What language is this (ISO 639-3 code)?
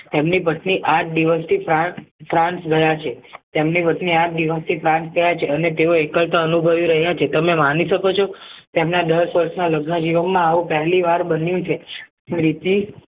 guj